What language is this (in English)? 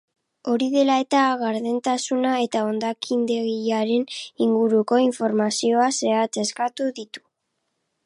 Basque